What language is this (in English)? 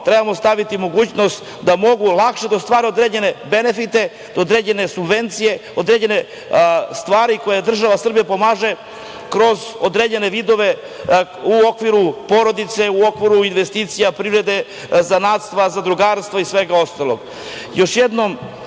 Serbian